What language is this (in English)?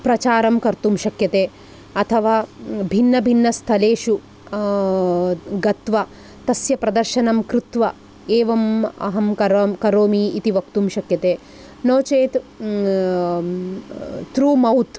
Sanskrit